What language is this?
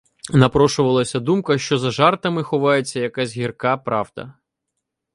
Ukrainian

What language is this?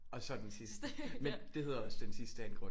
Danish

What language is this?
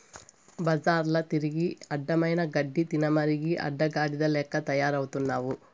Telugu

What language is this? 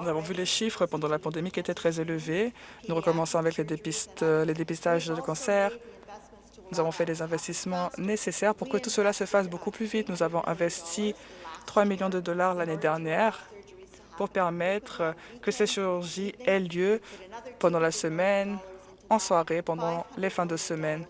French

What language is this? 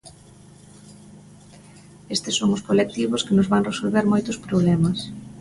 Galician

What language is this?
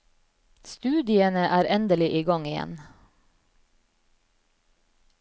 Norwegian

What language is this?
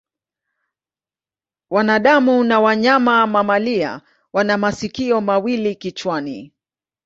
Swahili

